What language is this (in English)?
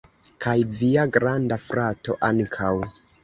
Esperanto